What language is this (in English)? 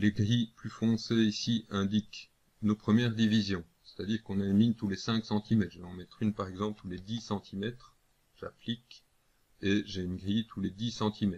French